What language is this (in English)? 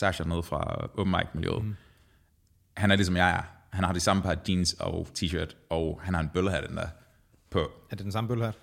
Danish